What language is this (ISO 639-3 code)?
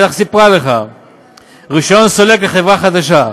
heb